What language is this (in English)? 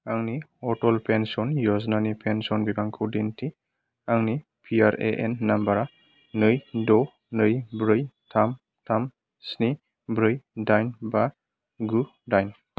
Bodo